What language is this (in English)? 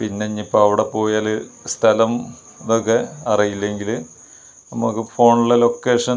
Malayalam